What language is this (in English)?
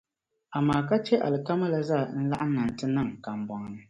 Dagbani